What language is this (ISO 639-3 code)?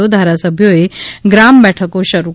guj